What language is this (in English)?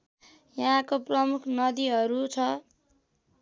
Nepali